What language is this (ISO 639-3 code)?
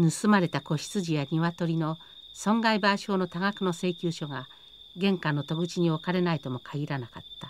jpn